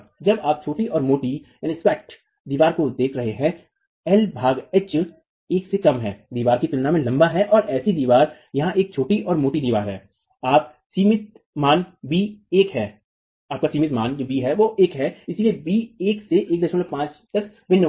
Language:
Hindi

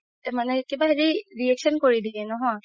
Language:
Assamese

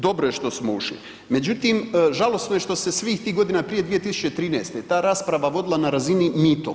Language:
Croatian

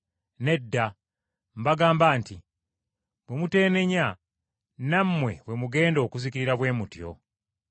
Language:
Ganda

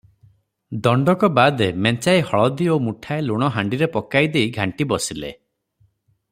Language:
Odia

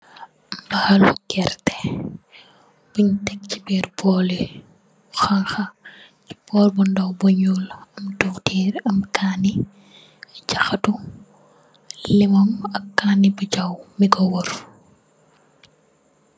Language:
Wolof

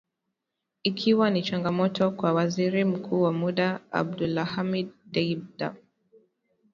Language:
Swahili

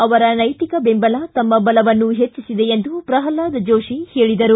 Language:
Kannada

